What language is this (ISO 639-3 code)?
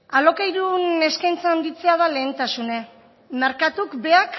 eus